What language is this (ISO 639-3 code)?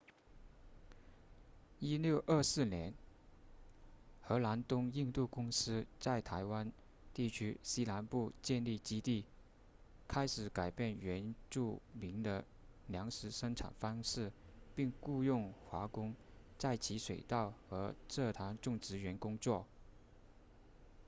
zho